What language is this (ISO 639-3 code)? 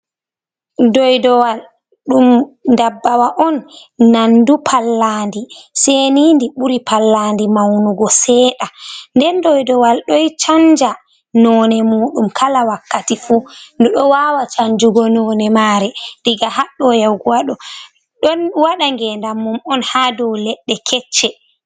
ful